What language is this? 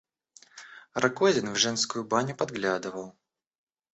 Russian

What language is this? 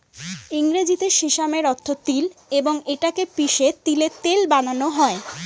Bangla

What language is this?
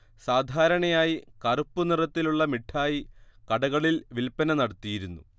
Malayalam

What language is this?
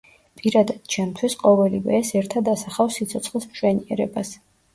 Georgian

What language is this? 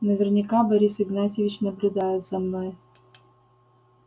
Russian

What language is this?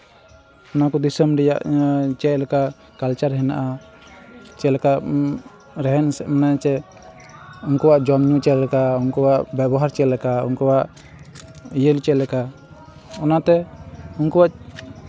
Santali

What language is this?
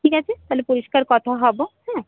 Bangla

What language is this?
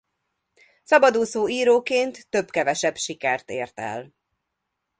Hungarian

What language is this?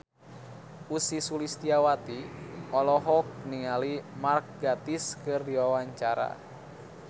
Sundanese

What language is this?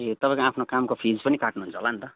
Nepali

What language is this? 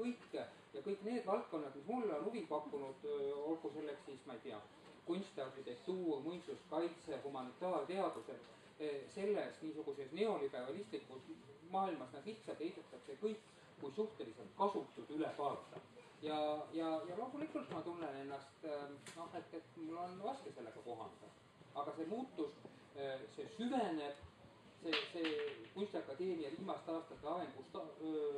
Swedish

